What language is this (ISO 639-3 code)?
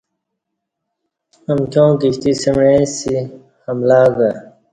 bsh